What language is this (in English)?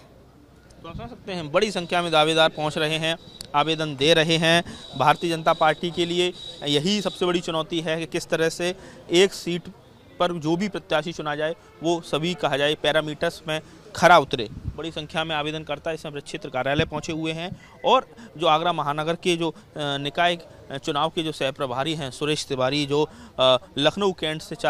Hindi